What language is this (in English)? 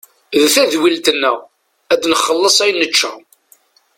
Kabyle